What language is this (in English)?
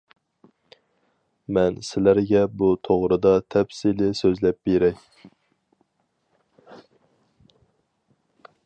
Uyghur